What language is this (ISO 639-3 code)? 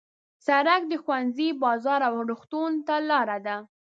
pus